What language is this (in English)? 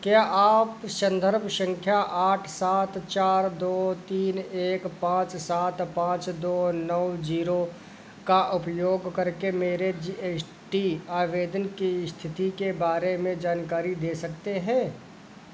Hindi